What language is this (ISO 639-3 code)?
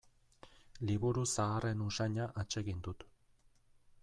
eus